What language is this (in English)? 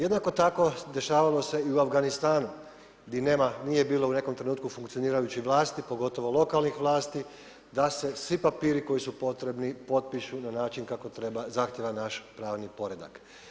Croatian